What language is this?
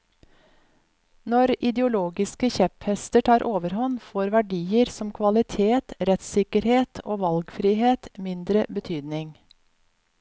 Norwegian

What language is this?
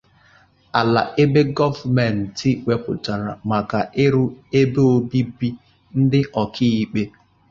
Igbo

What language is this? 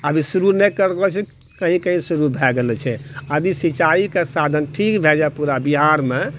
Maithili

